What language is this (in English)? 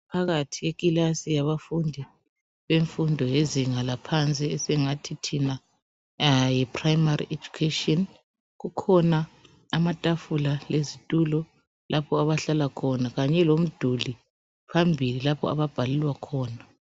North Ndebele